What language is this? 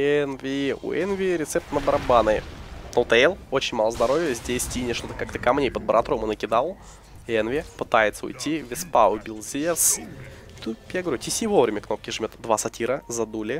Russian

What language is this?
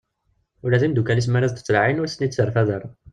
Kabyle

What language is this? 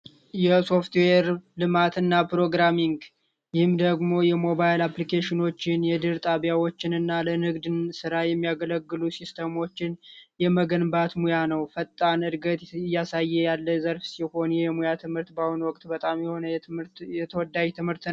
Amharic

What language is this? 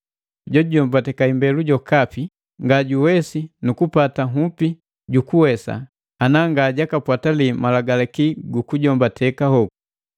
Matengo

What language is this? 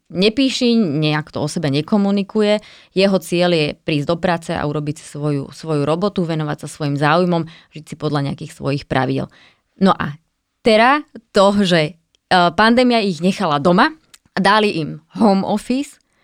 Slovak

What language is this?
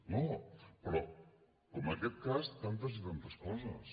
Catalan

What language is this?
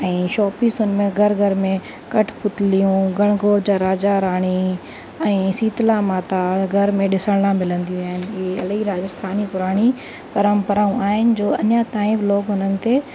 Sindhi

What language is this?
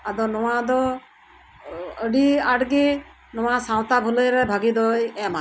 Santali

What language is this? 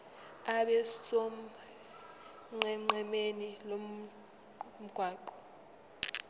Zulu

